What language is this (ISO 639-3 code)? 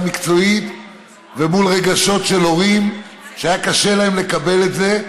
heb